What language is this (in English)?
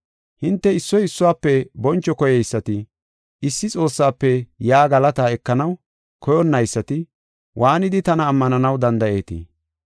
Gofa